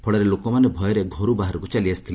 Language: Odia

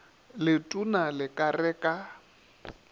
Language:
Northern Sotho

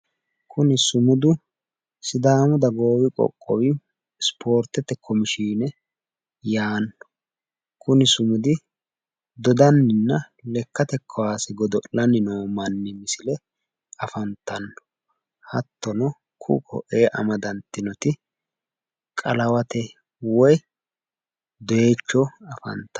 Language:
Sidamo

